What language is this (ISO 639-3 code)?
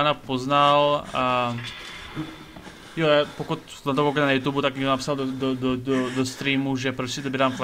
ces